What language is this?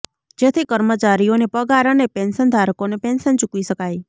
Gujarati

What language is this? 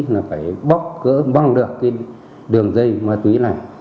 Vietnamese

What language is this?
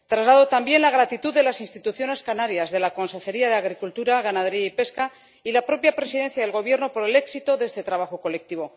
Spanish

